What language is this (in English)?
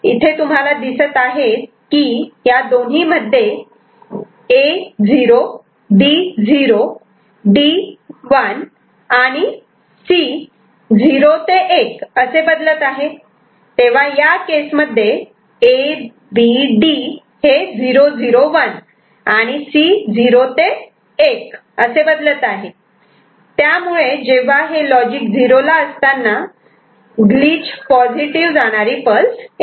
Marathi